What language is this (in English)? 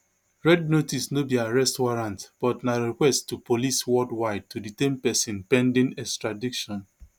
Nigerian Pidgin